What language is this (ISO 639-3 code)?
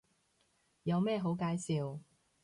yue